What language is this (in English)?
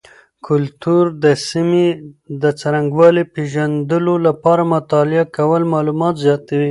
Pashto